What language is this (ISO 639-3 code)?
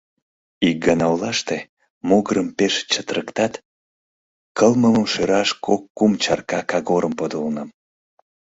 chm